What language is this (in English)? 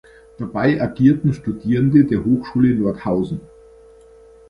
German